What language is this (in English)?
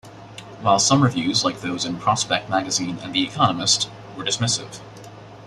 English